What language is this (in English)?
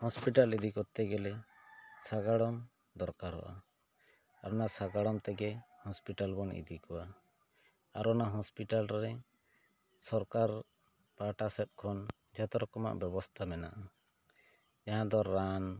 Santali